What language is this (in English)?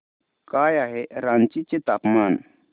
Marathi